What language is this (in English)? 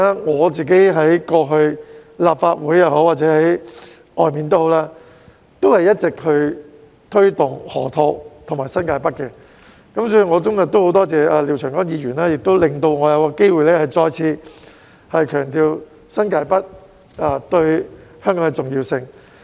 Cantonese